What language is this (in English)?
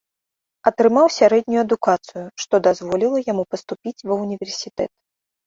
Belarusian